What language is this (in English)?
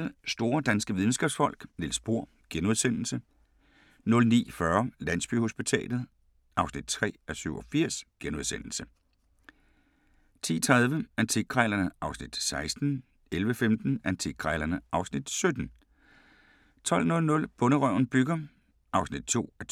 Danish